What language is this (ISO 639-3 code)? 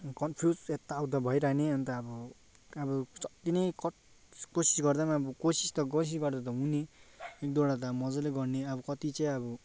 nep